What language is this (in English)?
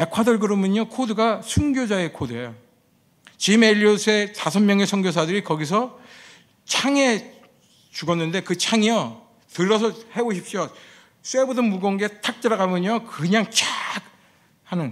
Korean